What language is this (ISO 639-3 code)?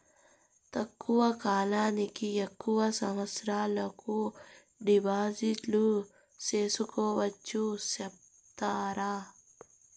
tel